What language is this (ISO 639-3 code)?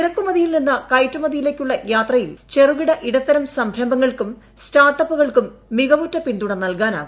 mal